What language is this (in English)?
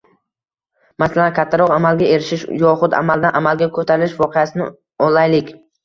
Uzbek